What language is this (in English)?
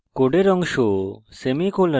Bangla